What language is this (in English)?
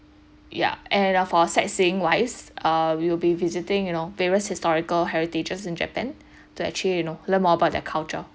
English